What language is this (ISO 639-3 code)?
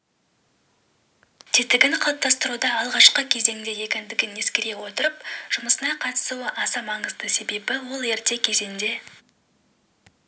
kaz